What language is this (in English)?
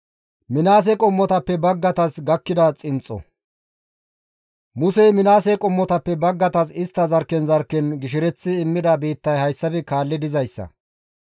Gamo